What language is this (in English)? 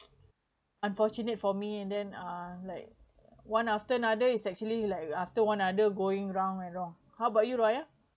English